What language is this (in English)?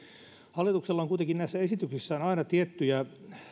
Finnish